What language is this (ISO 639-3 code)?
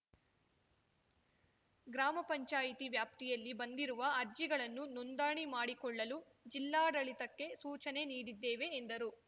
kan